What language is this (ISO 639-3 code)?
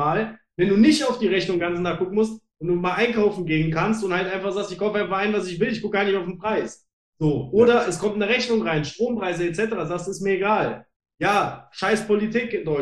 deu